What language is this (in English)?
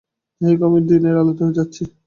Bangla